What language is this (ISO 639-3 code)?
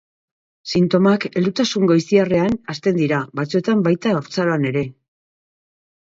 eus